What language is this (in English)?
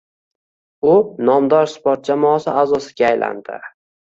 Uzbek